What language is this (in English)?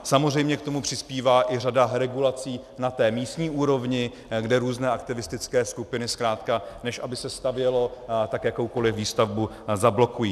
Czech